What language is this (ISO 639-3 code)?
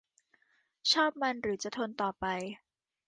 tha